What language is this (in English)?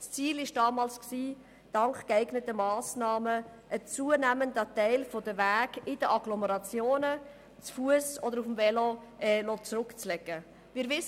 Swiss German